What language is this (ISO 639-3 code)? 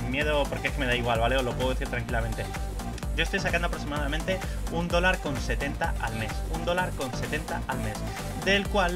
spa